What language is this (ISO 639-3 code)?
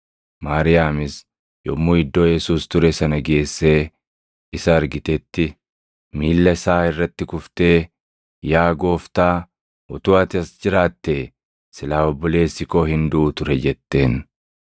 orm